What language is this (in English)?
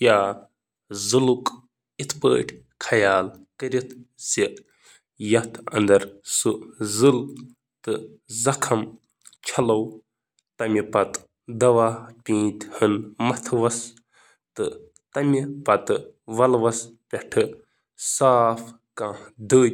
Kashmiri